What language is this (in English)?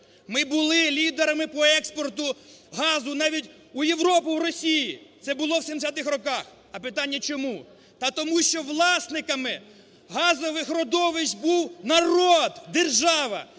Ukrainian